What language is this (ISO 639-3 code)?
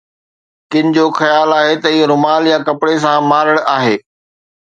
snd